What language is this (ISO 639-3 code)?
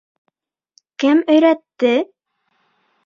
bak